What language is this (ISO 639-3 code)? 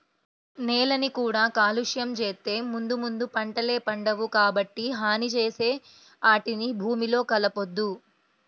tel